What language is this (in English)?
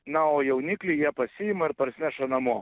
Lithuanian